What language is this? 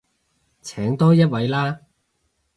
Cantonese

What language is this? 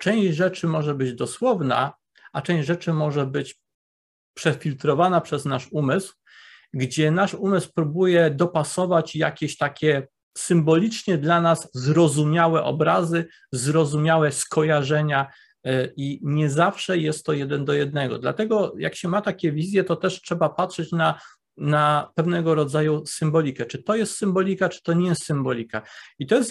Polish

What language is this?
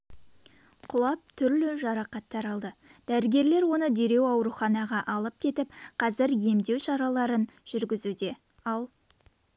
Kazakh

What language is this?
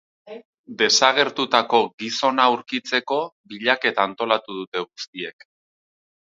Basque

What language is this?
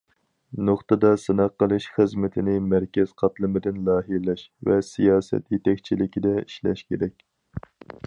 Uyghur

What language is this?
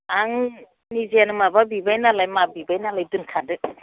Bodo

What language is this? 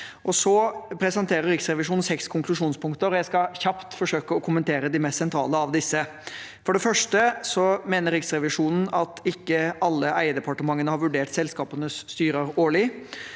Norwegian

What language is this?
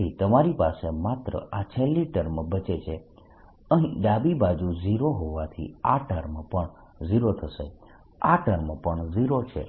Gujarati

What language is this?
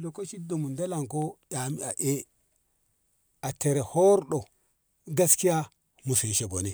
Ngamo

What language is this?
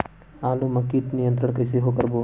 Chhattisgarhi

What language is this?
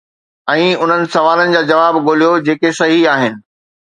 Sindhi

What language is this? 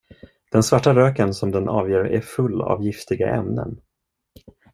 Swedish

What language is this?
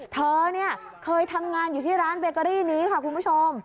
Thai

